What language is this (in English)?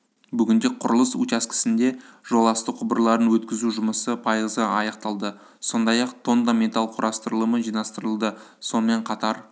Kazakh